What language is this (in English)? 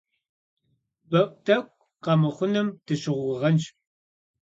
Kabardian